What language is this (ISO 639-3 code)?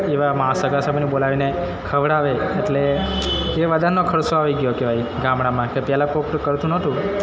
guj